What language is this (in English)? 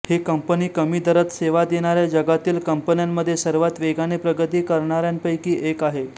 Marathi